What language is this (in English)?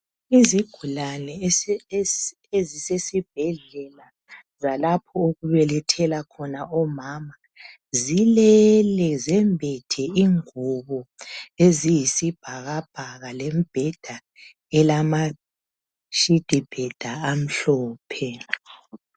North Ndebele